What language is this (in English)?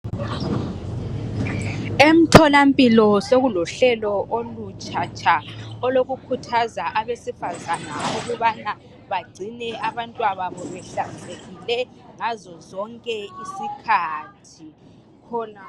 North Ndebele